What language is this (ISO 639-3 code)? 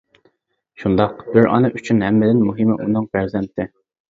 uig